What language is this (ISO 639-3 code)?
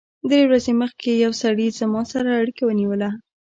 pus